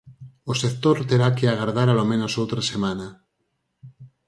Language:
Galician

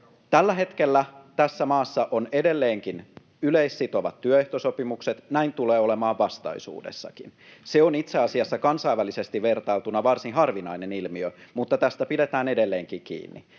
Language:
Finnish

